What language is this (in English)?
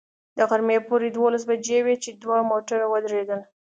Pashto